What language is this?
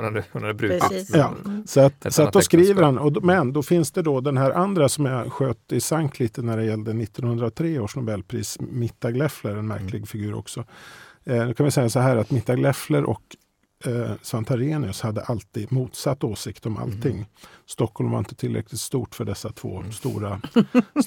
Swedish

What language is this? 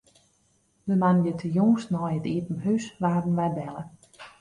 Western Frisian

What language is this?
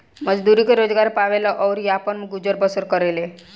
Bhojpuri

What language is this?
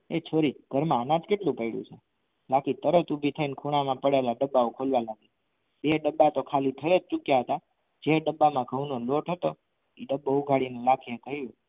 Gujarati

